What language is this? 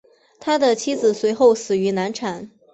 Chinese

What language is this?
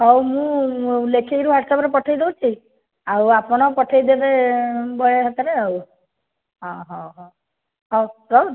Odia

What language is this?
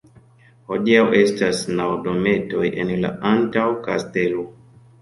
Esperanto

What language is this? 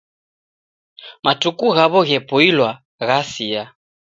Taita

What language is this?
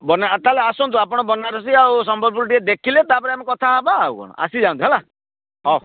Odia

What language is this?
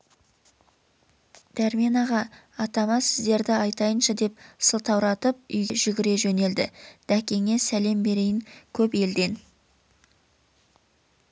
Kazakh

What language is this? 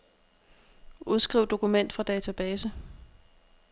Danish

